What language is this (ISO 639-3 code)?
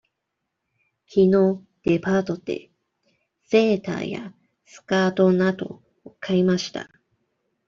jpn